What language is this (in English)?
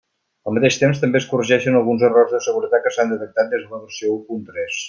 Catalan